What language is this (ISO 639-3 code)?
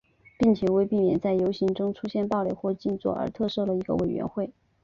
zho